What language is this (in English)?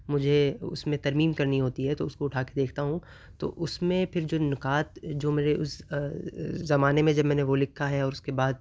Urdu